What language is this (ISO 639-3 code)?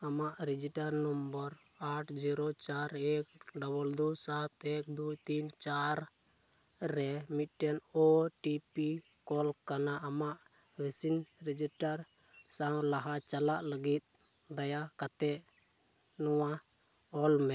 sat